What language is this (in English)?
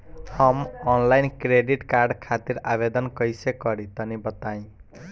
Bhojpuri